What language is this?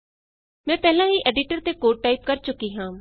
Punjabi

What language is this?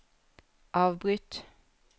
Norwegian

